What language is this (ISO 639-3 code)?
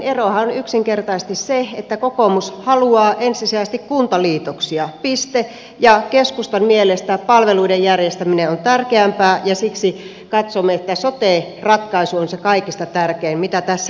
fin